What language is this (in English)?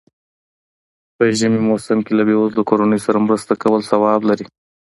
Pashto